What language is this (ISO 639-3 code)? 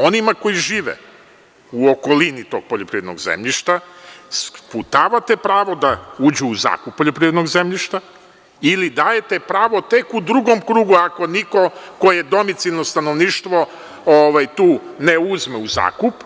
srp